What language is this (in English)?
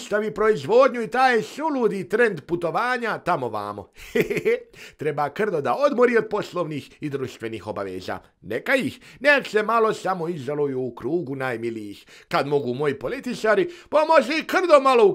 Polish